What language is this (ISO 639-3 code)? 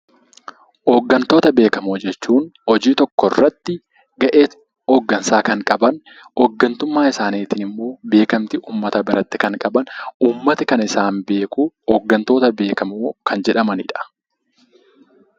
orm